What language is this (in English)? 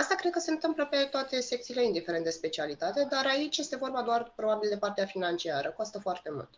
Romanian